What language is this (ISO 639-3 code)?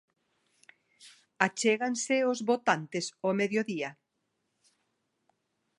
glg